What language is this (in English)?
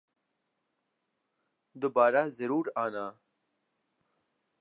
Urdu